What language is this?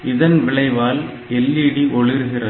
Tamil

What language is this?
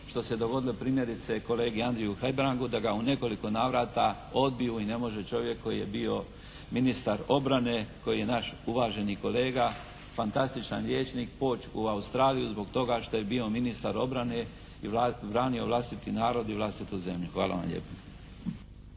Croatian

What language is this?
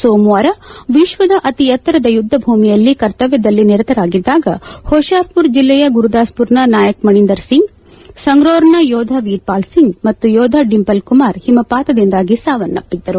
Kannada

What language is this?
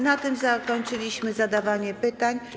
Polish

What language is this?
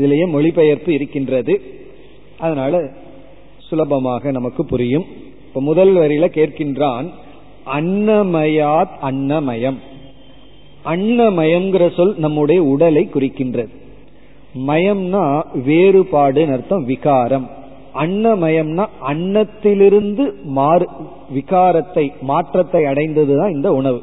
Tamil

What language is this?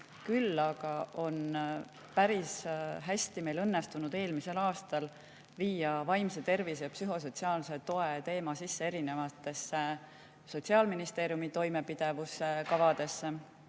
Estonian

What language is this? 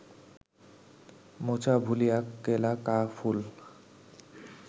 Bangla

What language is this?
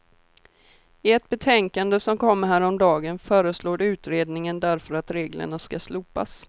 Swedish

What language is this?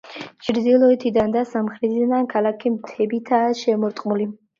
Georgian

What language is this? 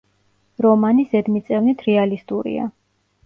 Georgian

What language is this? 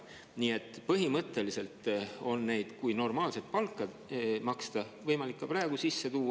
Estonian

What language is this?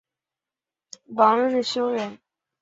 Chinese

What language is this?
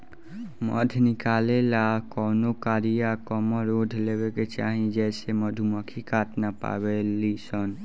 Bhojpuri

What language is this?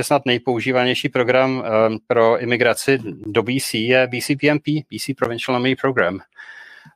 Czech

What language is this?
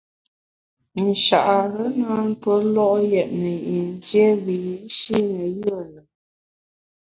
Bamun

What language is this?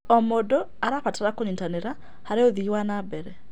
Kikuyu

